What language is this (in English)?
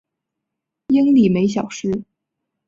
Chinese